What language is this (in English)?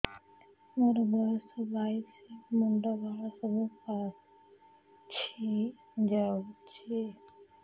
Odia